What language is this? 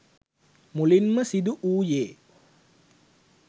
Sinhala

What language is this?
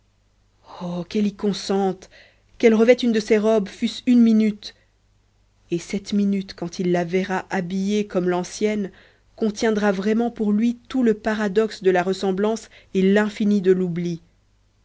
French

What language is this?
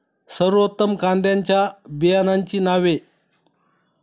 Marathi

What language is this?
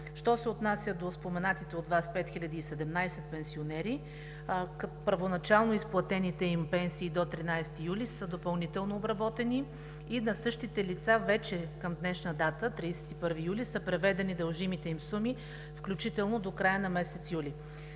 Bulgarian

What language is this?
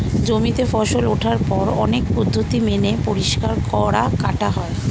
Bangla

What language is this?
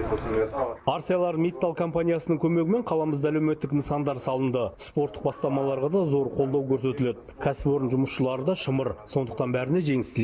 Turkish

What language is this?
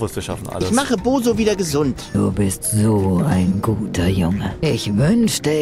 German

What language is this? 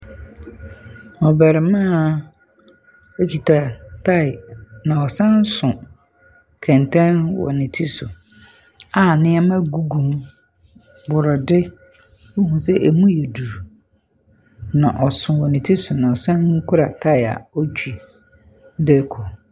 Akan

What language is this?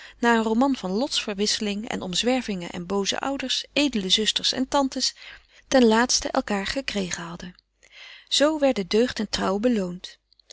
Dutch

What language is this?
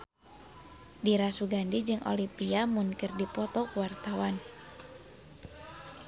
Sundanese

